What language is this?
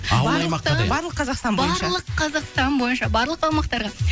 Kazakh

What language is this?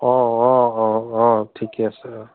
Assamese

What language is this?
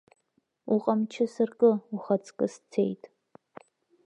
Abkhazian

